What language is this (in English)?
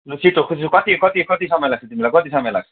Nepali